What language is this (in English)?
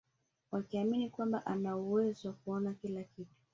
Swahili